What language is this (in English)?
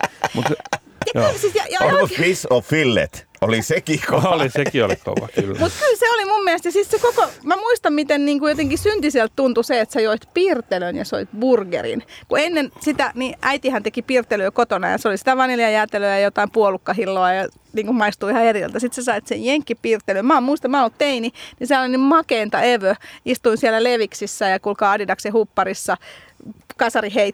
Finnish